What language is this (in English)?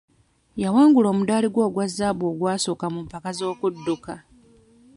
Ganda